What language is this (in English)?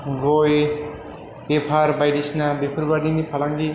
Bodo